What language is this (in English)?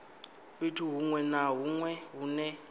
Venda